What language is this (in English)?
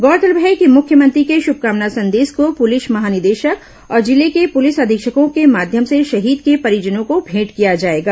Hindi